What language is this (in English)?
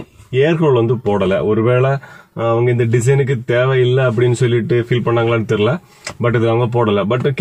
Hindi